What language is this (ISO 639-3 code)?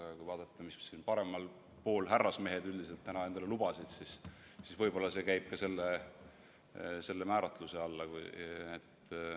est